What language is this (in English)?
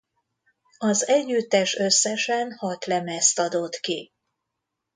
Hungarian